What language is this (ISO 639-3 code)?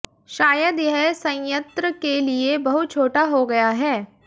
hin